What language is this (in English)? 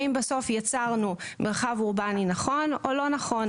Hebrew